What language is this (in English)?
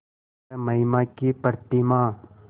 Hindi